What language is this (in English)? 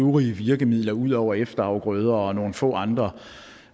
Danish